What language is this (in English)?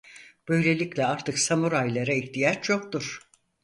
Turkish